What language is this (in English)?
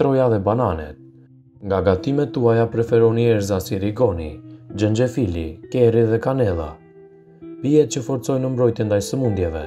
Romanian